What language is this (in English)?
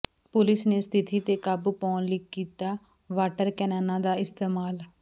Punjabi